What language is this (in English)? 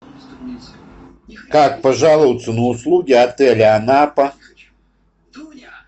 Russian